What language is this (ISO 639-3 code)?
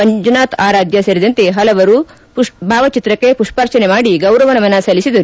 kan